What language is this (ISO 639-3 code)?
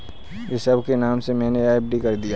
hin